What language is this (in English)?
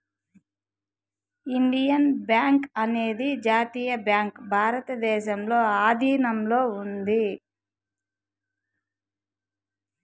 Telugu